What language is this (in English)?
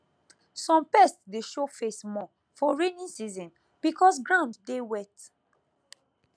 Nigerian Pidgin